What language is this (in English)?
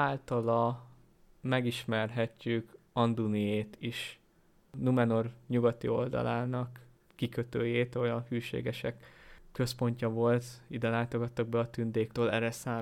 Hungarian